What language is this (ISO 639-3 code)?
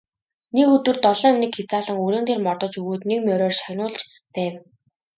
mon